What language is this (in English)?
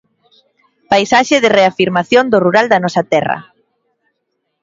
Galician